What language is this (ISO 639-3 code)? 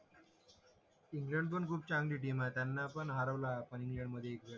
mar